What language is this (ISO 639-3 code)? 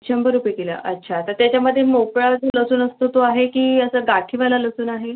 mar